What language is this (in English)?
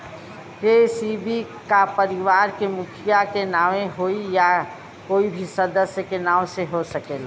Bhojpuri